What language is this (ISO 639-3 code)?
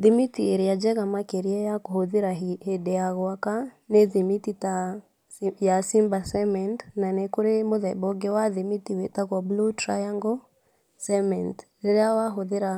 kik